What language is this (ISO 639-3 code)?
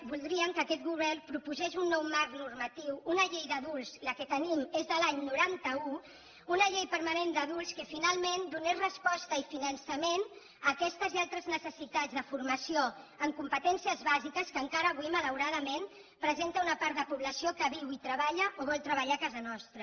cat